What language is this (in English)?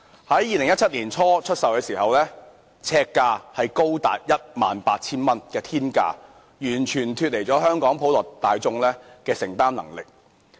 Cantonese